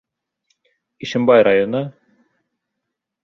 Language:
Bashkir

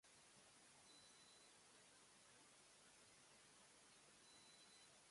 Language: Japanese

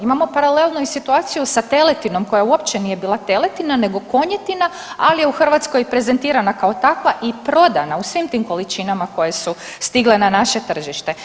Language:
Croatian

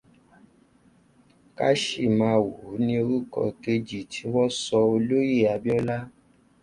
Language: Yoruba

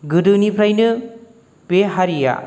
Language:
Bodo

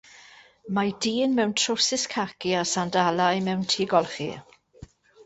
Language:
Welsh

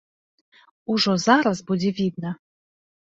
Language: Belarusian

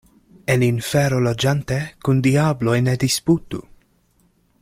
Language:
Esperanto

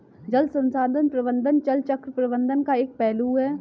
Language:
Hindi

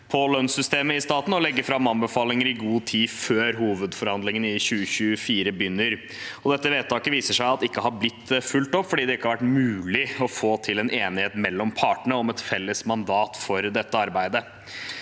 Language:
Norwegian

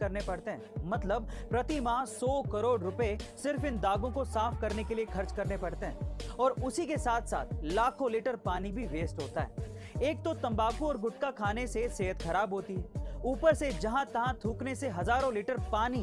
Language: Hindi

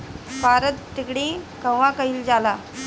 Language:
Bhojpuri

